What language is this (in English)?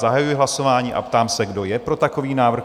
Czech